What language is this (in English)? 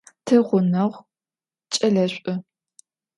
Adyghe